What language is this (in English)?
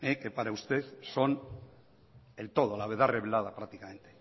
Spanish